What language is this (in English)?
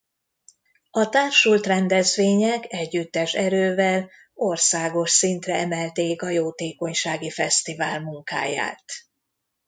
Hungarian